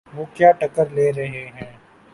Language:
Urdu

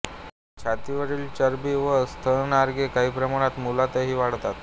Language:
Marathi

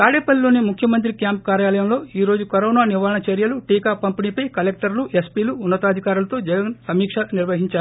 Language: Telugu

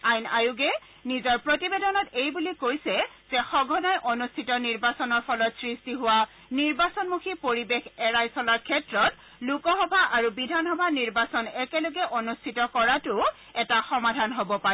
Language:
Assamese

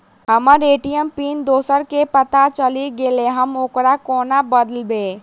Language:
Maithili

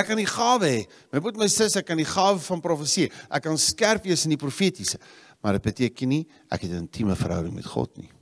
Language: Dutch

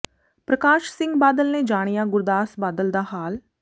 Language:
Punjabi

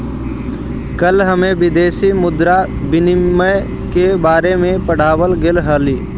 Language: Magahi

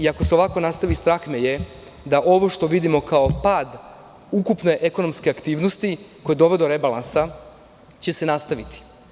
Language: Serbian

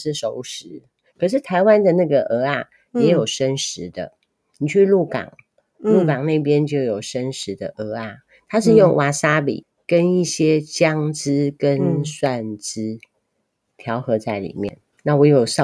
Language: Chinese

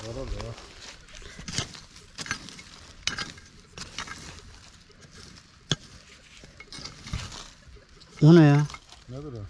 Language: Turkish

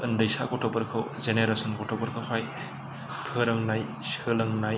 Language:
Bodo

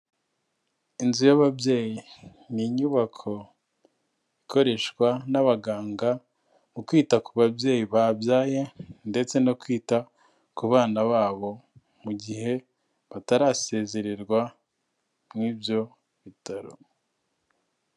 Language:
Kinyarwanda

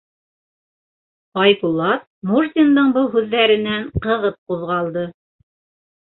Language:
Bashkir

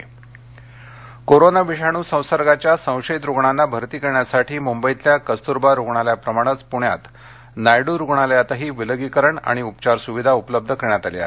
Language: Marathi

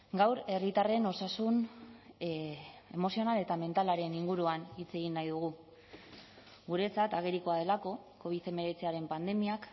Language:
Basque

